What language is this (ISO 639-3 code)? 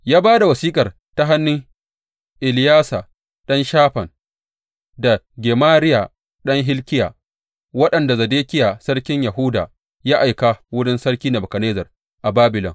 hau